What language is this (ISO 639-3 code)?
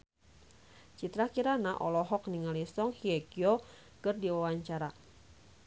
sun